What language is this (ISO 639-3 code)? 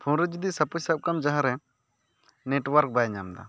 sat